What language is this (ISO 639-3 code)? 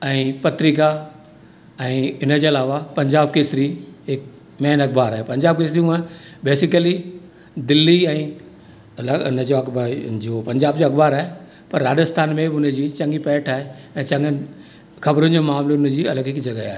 snd